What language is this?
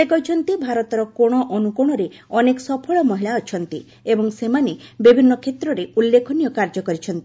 Odia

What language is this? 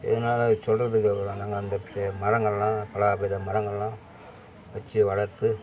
Tamil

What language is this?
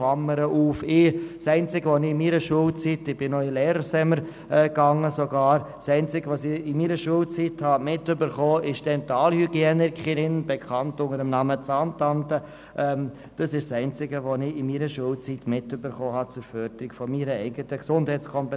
Swiss German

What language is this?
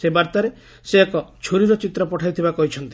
Odia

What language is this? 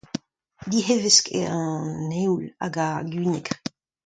Breton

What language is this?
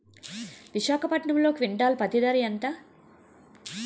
Telugu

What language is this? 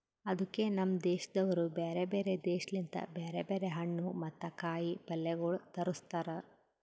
Kannada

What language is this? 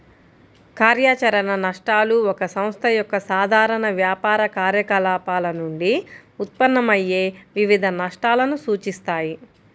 Telugu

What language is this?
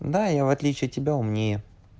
Russian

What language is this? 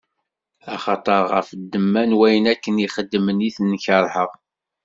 Kabyle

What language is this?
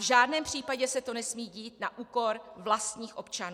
Czech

